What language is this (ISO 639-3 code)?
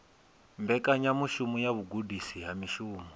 ven